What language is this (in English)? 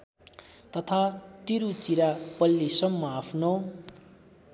Nepali